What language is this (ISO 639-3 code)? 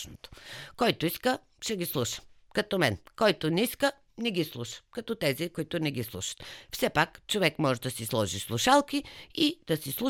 bul